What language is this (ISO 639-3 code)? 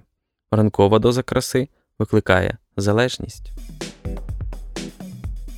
ukr